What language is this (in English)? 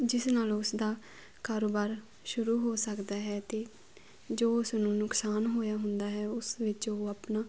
Punjabi